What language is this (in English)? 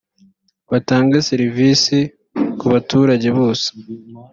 Kinyarwanda